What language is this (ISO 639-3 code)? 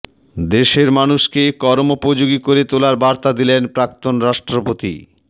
ben